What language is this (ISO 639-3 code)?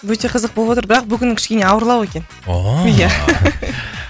kaz